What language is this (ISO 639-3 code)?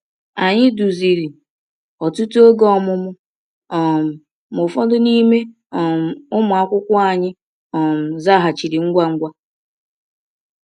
ibo